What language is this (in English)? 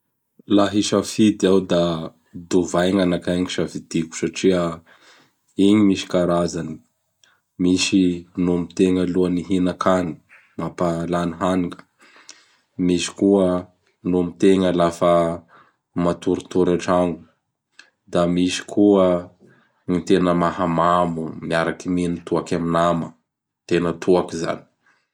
Bara Malagasy